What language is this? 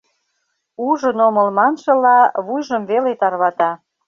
Mari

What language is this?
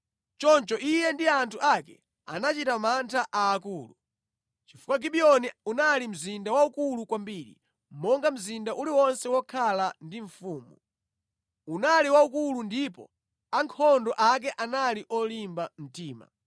Nyanja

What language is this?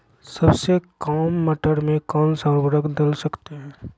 Magahi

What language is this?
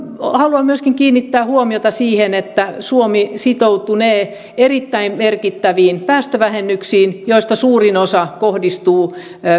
Finnish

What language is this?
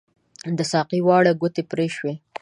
Pashto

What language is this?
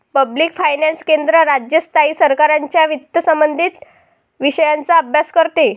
Marathi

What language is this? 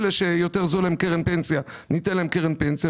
Hebrew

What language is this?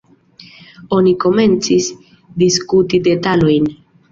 Esperanto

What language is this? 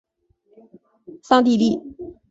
Chinese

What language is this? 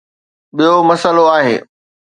Sindhi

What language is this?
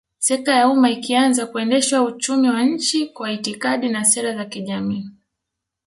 Swahili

